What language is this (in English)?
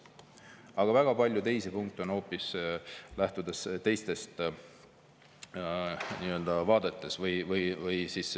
Estonian